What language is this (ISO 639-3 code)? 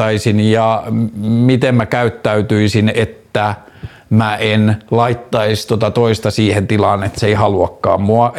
fin